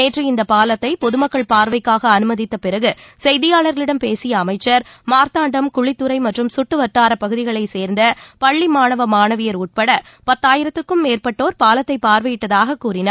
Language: Tamil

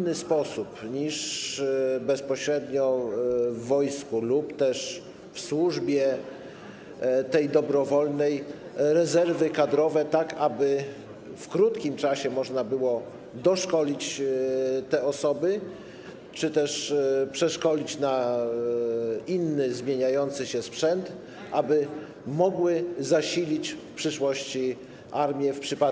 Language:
Polish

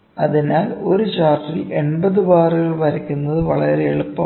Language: Malayalam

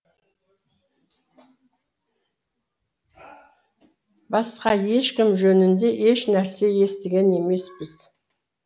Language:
Kazakh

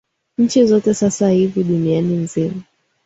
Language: Swahili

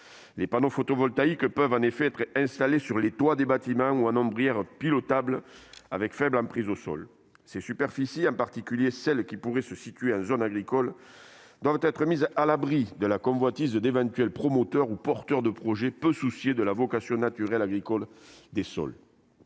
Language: French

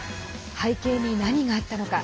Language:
Japanese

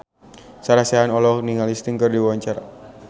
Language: Sundanese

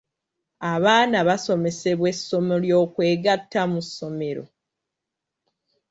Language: Ganda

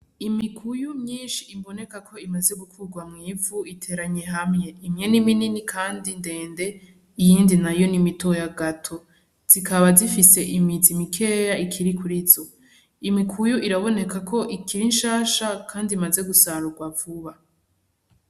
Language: Rundi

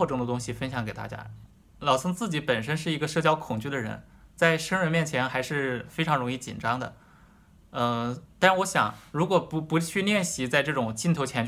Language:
Chinese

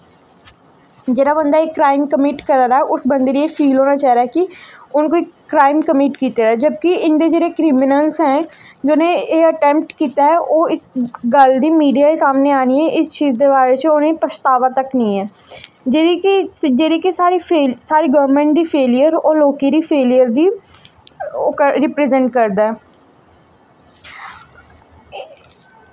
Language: Dogri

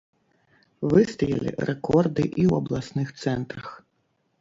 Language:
Belarusian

